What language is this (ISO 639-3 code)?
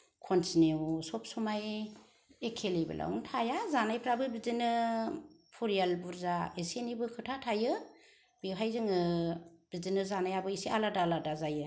brx